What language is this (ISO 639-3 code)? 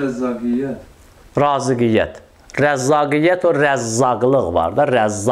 tur